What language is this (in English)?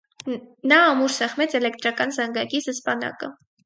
Armenian